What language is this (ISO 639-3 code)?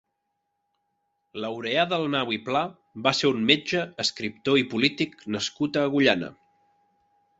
cat